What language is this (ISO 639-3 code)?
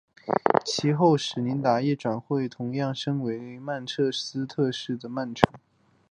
zho